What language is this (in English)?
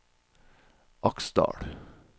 Norwegian